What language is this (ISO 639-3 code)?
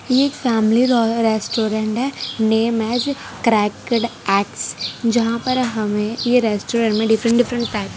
hin